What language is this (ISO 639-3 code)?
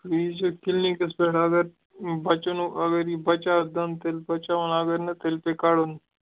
kas